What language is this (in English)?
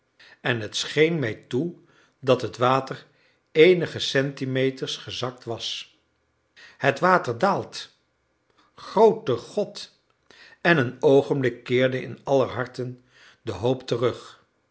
Dutch